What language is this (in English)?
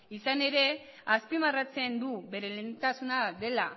Basque